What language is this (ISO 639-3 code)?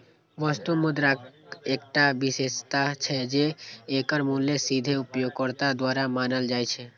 mai